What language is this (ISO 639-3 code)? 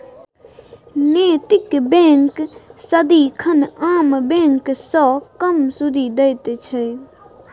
mai